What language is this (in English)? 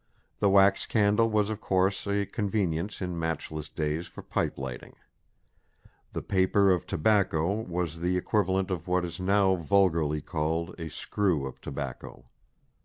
English